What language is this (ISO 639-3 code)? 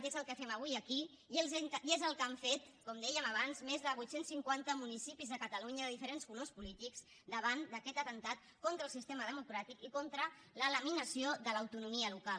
cat